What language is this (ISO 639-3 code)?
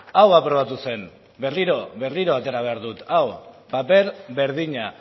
eus